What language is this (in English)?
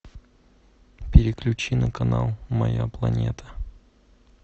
Russian